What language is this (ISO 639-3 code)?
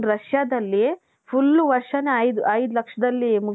kan